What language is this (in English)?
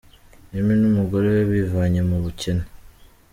Kinyarwanda